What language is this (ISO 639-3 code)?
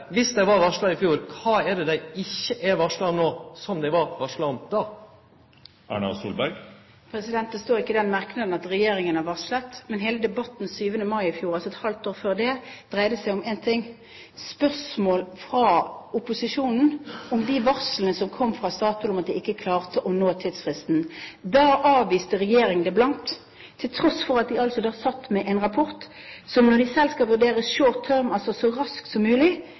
nor